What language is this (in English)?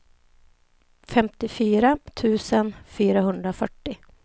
Swedish